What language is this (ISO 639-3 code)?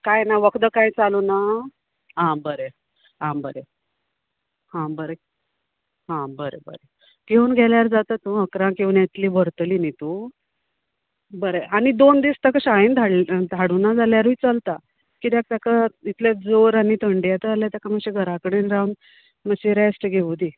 kok